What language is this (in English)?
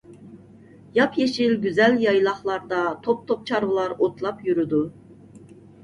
Uyghur